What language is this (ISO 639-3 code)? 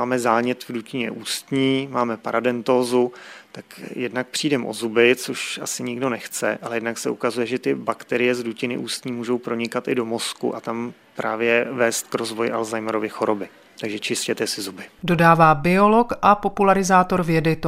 ces